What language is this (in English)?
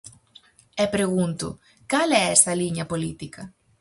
Galician